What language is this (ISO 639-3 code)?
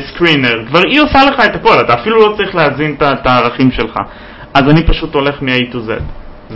heb